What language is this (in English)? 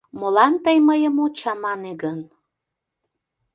Mari